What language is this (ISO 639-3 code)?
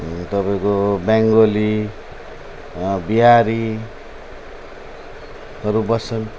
nep